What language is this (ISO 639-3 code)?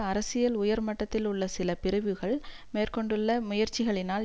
tam